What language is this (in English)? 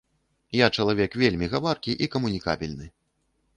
Belarusian